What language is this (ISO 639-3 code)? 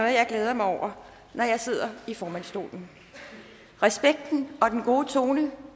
dan